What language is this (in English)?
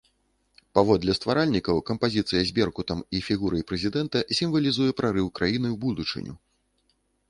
Belarusian